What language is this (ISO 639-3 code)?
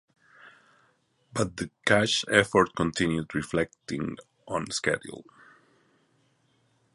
eng